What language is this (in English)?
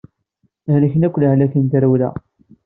Kabyle